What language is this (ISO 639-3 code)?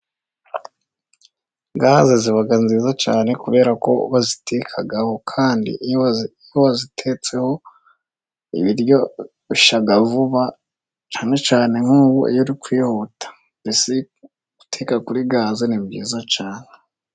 kin